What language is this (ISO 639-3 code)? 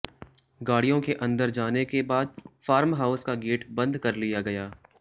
hin